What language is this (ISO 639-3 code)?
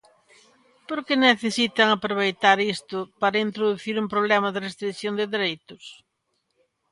glg